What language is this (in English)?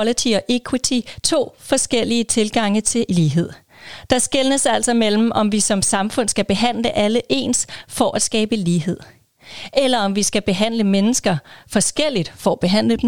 Danish